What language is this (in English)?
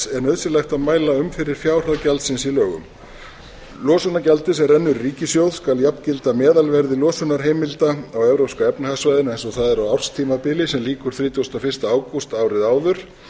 Icelandic